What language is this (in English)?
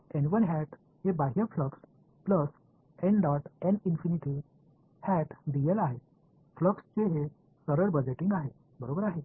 Marathi